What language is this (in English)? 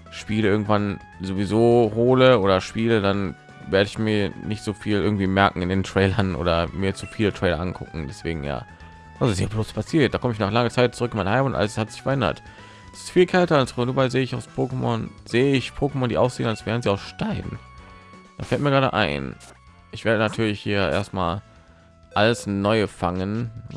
German